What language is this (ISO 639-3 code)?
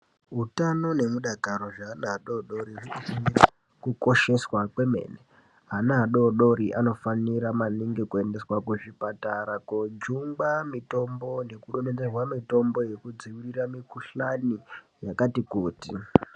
ndc